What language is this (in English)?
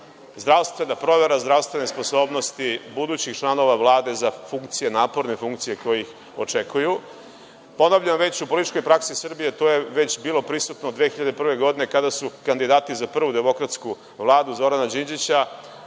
Serbian